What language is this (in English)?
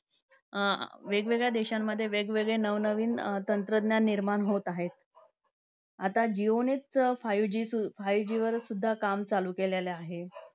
Marathi